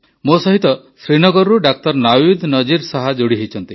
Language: Odia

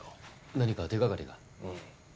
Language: Japanese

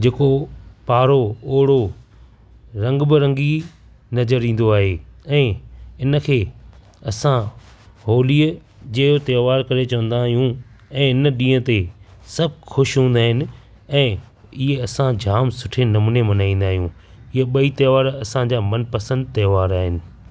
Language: Sindhi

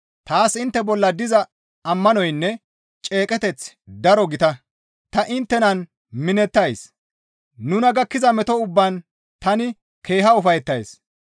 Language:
Gamo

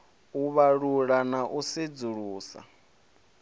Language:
Venda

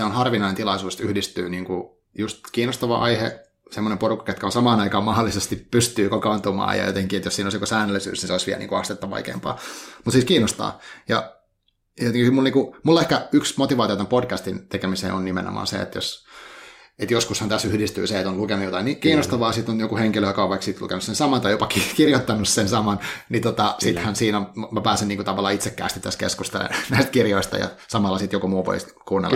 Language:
Finnish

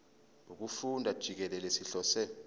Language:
Zulu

